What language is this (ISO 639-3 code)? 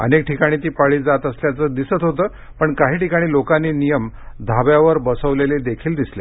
mar